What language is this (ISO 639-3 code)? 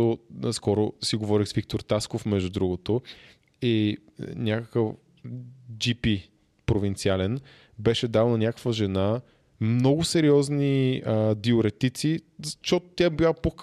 bul